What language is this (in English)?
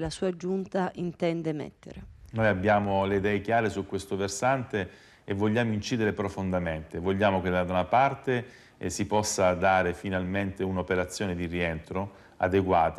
Italian